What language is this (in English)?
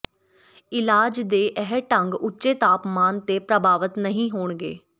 Punjabi